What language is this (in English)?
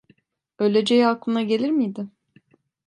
Turkish